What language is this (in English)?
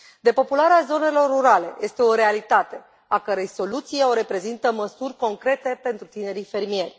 Romanian